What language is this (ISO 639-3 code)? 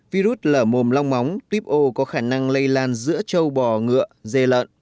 vie